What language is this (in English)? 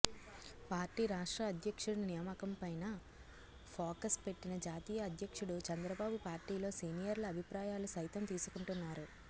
Telugu